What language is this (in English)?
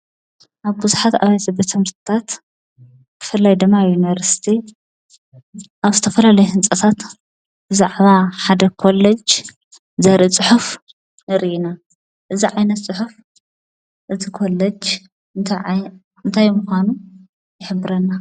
Tigrinya